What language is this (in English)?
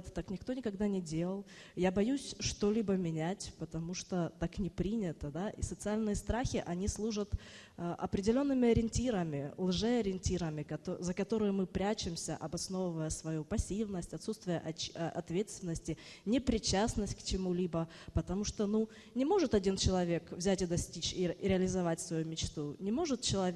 Russian